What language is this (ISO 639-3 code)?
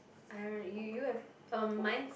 eng